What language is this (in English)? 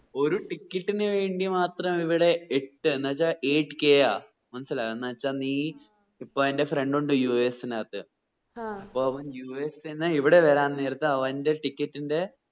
Malayalam